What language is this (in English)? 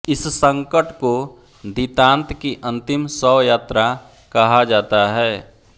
Hindi